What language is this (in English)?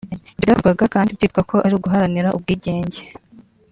Kinyarwanda